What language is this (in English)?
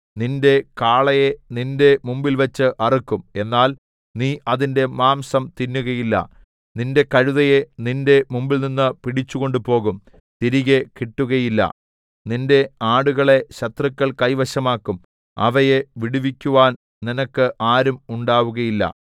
Malayalam